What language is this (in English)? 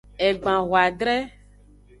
Aja (Benin)